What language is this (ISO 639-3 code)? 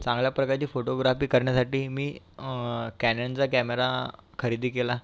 mar